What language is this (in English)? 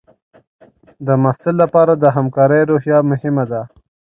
Pashto